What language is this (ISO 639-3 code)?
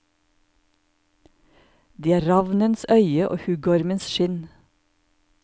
nor